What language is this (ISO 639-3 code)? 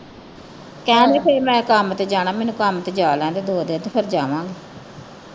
pan